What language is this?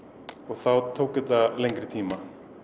Icelandic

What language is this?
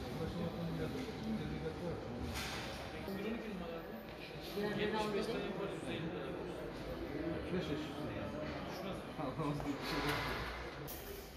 Turkish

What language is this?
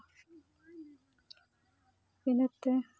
Santali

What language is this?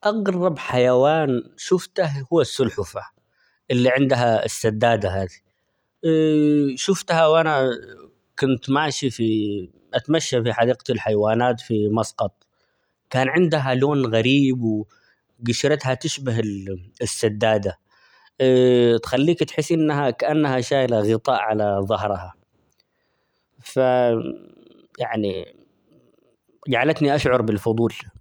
Omani Arabic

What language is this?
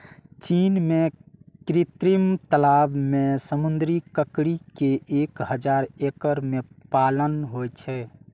Maithili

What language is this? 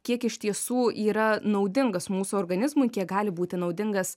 Lithuanian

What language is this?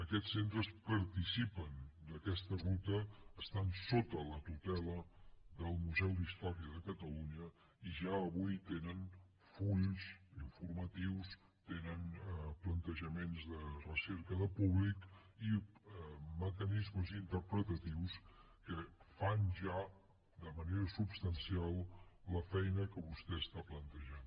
Catalan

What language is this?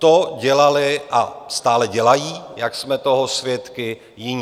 Czech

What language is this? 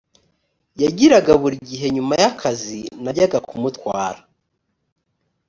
Kinyarwanda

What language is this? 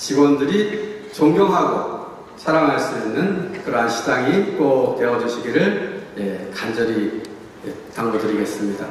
Korean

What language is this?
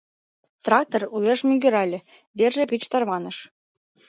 Mari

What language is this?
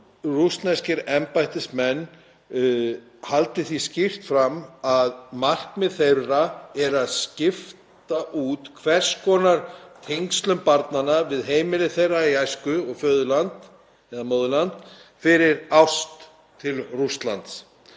Icelandic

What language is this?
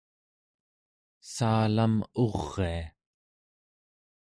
Central Yupik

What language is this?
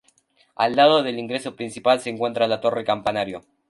Spanish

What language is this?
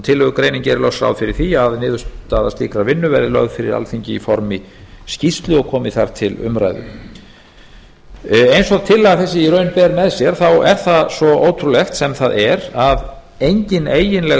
Icelandic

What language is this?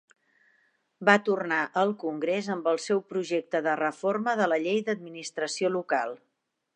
Catalan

